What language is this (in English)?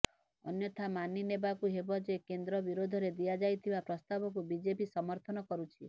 Odia